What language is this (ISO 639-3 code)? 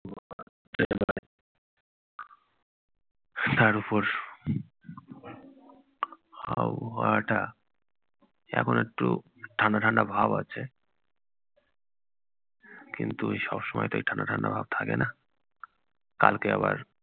ben